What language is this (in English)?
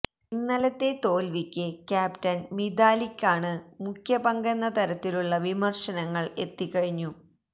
Malayalam